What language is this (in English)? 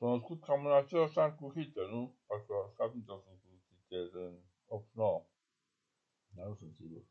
Romanian